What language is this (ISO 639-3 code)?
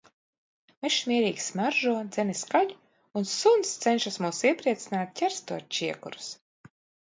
lav